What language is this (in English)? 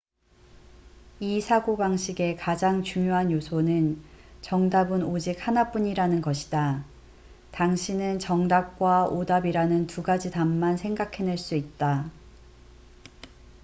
Korean